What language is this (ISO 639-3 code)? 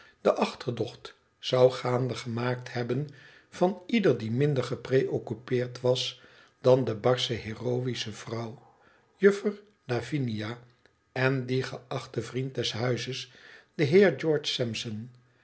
nld